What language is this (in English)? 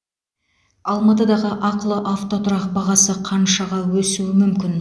Kazakh